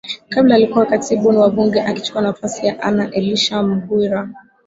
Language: Swahili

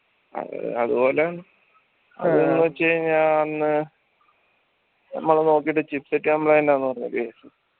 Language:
Malayalam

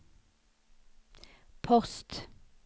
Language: Swedish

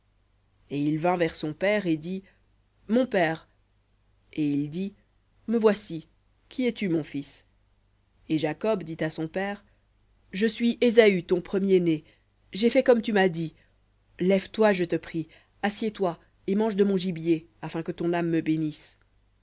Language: French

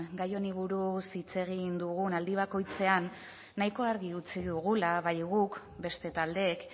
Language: Basque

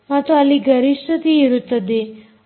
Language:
Kannada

